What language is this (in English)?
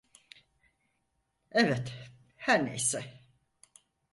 Turkish